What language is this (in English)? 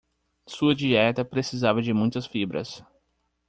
Portuguese